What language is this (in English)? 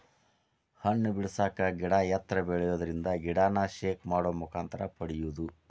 Kannada